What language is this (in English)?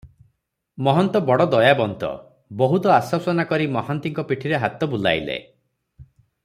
Odia